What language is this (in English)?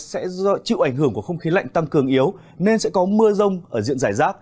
Vietnamese